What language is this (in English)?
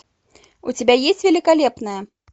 Russian